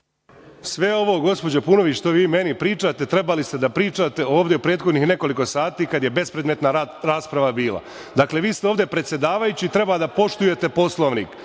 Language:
Serbian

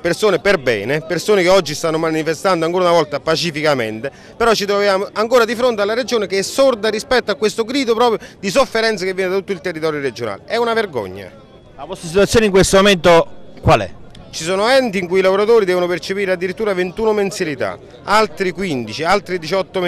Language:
Italian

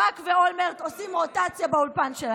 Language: Hebrew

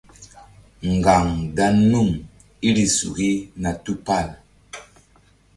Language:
Mbum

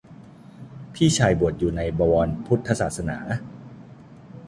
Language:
Thai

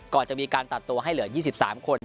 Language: Thai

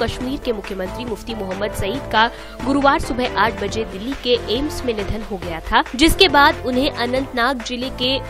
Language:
Hindi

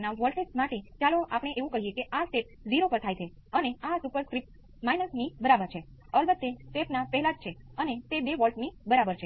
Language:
Gujarati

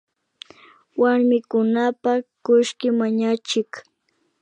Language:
Imbabura Highland Quichua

